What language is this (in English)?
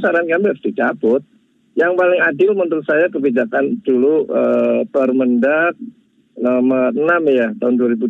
Indonesian